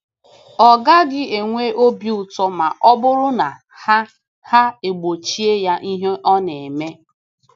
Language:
Igbo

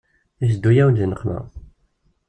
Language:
Kabyle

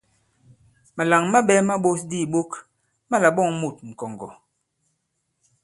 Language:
Bankon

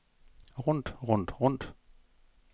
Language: Danish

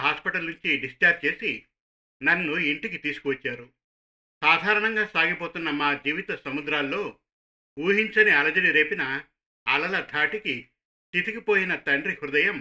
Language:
Telugu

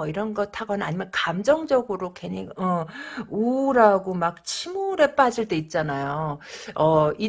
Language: Korean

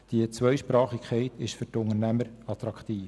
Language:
Swiss German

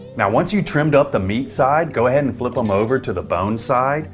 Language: English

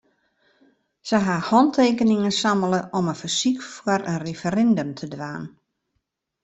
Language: Western Frisian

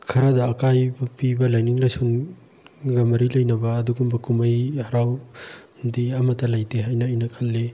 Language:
Manipuri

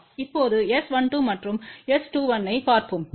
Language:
Tamil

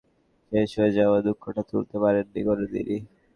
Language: Bangla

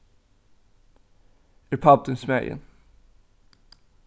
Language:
Faroese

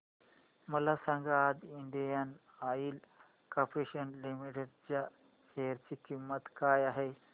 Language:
Marathi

